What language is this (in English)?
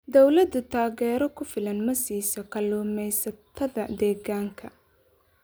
Somali